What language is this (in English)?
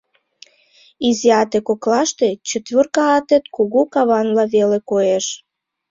Mari